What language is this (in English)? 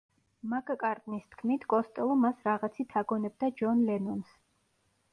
Georgian